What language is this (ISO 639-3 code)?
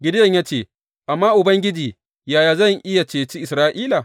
hau